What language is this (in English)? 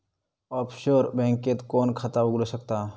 Marathi